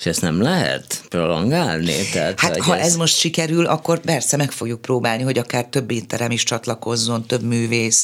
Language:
Hungarian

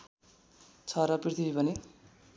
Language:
Nepali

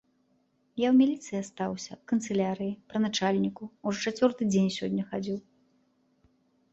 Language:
Belarusian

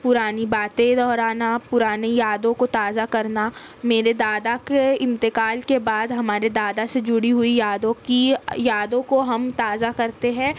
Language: Urdu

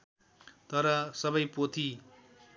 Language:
Nepali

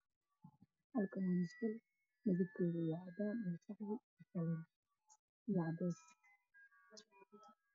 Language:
Somali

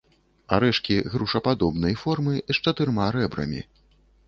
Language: Belarusian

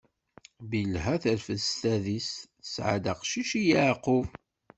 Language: Kabyle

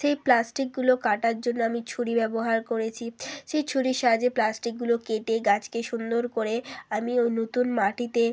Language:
Bangla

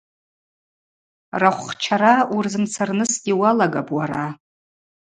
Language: Abaza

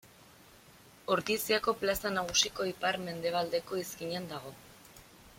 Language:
Basque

